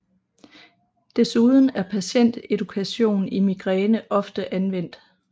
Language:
Danish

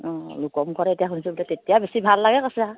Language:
Assamese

